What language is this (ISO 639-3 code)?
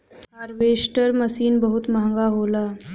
bho